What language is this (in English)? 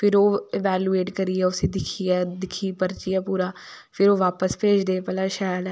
Dogri